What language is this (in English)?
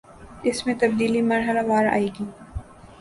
Urdu